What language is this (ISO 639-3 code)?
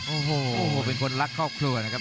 tha